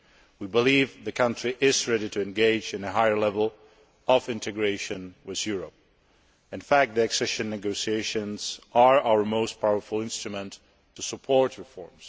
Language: English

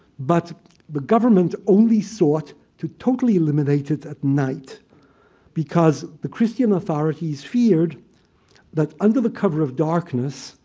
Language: English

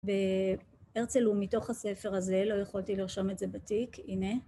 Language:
Hebrew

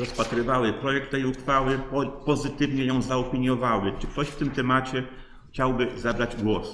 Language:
Polish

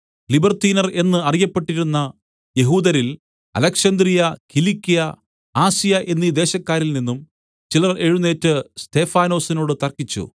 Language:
Malayalam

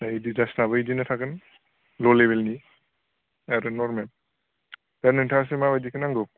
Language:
Bodo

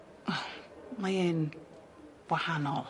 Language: Welsh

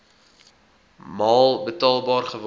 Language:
Afrikaans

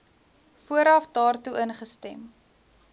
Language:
Afrikaans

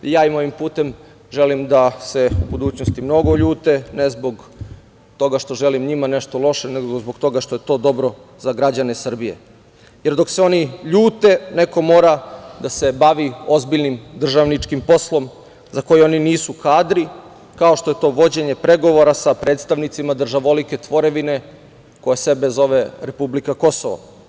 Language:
Serbian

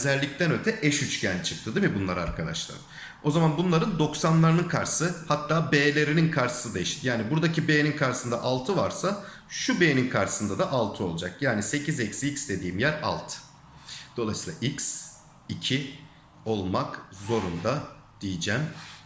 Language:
Turkish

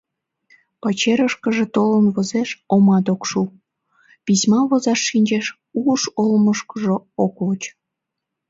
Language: Mari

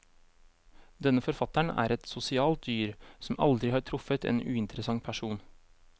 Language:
Norwegian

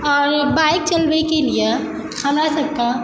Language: Maithili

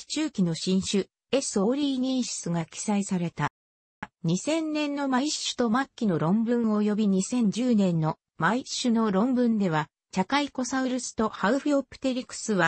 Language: Japanese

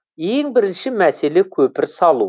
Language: Kazakh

